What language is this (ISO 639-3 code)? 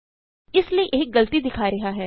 pan